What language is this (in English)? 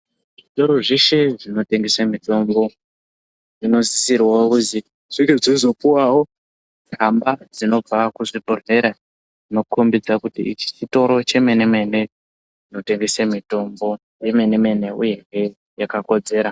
Ndau